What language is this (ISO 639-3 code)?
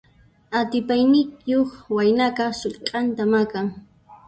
qxp